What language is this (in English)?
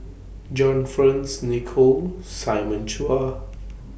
English